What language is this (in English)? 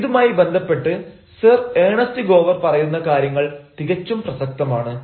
Malayalam